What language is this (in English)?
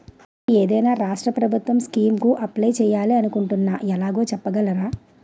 Telugu